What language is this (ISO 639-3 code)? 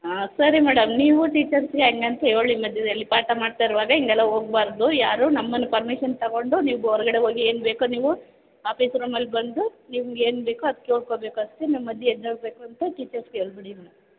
kan